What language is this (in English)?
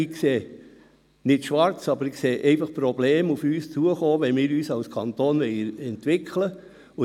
Swiss German